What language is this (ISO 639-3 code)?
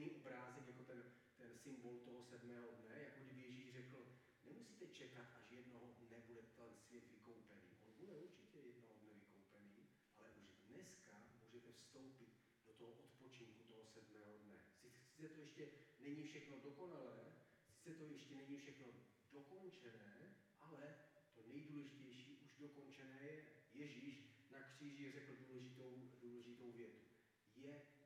ces